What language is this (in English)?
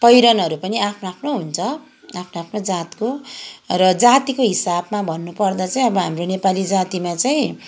Nepali